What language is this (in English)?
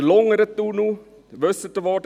Swiss German